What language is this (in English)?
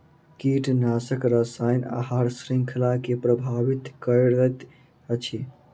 Maithili